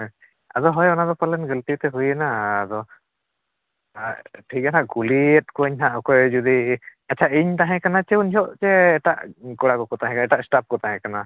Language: Santali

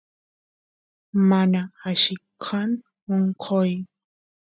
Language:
Santiago del Estero Quichua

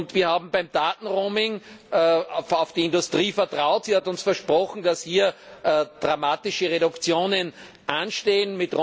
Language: German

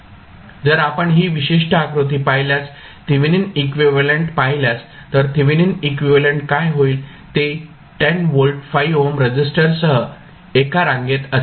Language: Marathi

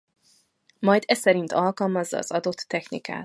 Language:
Hungarian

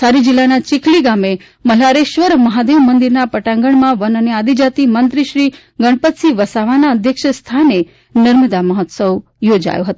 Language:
Gujarati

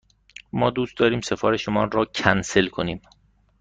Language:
Persian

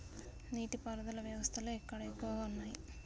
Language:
Telugu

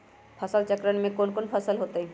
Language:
Magahi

